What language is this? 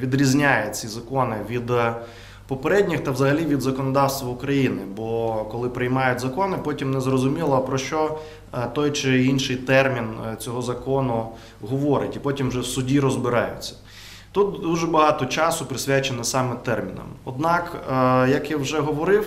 Ukrainian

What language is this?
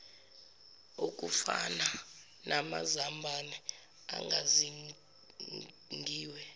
Zulu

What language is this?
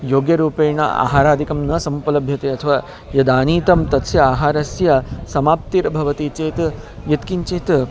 Sanskrit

